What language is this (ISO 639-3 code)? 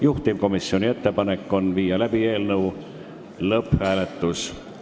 est